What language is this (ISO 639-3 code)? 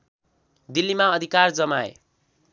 nep